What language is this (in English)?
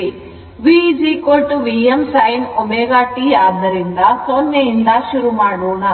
Kannada